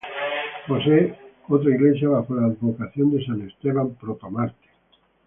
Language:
Spanish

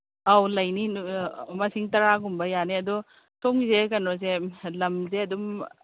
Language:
Manipuri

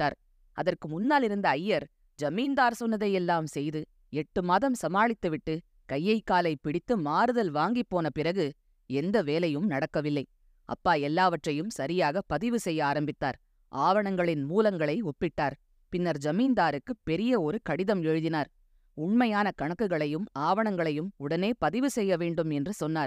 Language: Tamil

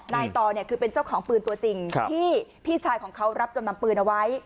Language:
Thai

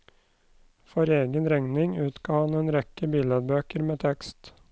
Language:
Norwegian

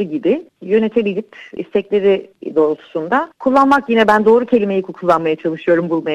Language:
Turkish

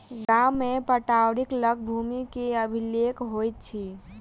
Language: Maithili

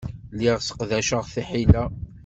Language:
Kabyle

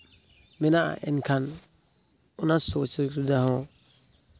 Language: Santali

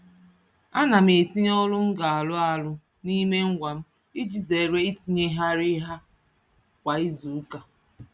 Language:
Igbo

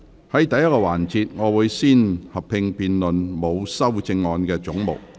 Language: Cantonese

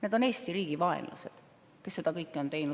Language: Estonian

